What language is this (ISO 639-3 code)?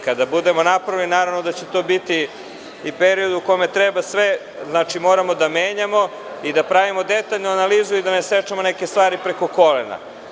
srp